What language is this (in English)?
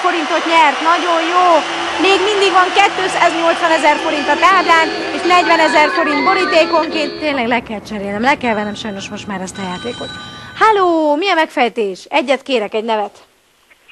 Hungarian